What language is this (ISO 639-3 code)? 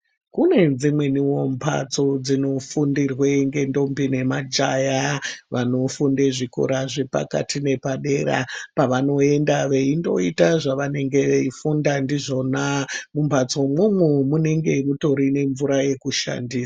ndc